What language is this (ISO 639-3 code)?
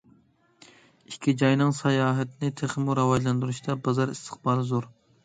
uig